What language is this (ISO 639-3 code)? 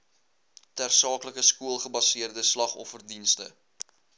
afr